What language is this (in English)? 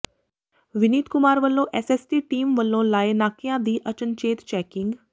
Punjabi